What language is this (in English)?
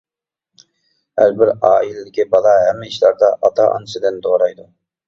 Uyghur